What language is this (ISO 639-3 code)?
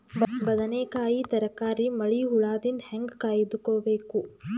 kan